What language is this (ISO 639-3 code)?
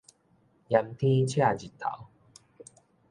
nan